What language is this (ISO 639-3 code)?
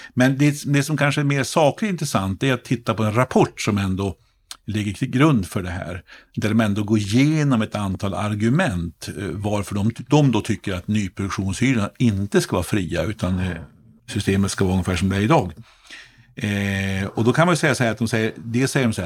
swe